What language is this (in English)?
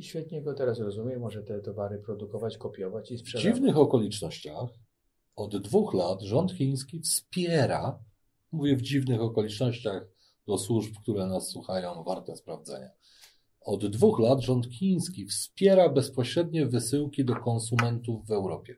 Polish